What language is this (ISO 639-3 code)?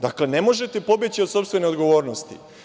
srp